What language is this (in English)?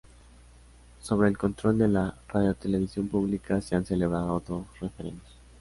Spanish